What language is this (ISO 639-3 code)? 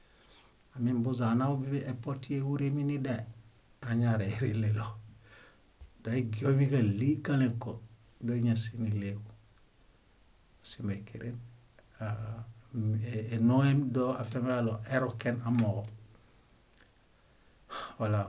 bda